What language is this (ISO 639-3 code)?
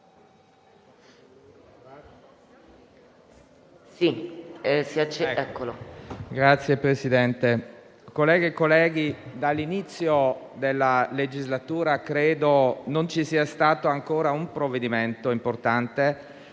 ita